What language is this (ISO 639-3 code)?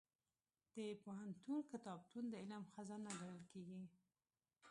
pus